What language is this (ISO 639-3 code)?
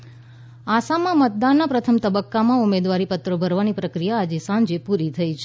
guj